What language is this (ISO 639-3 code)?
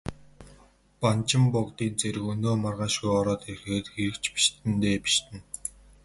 mon